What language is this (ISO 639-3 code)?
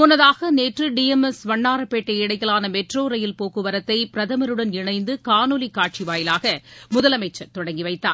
tam